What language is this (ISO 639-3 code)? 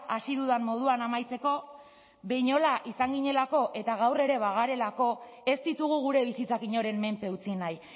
eus